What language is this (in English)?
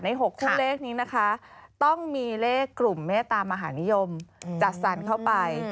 Thai